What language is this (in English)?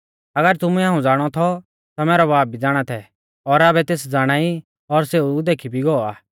Mahasu Pahari